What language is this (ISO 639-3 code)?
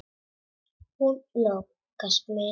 isl